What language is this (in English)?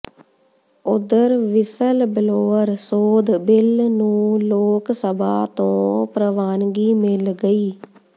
Punjabi